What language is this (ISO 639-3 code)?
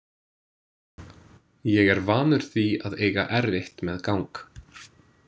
isl